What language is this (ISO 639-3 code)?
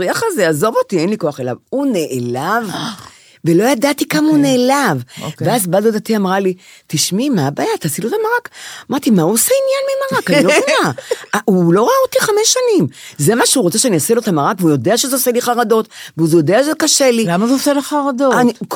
heb